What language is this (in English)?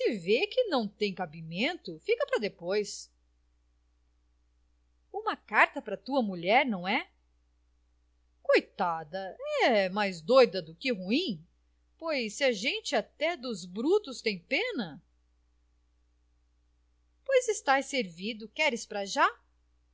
Portuguese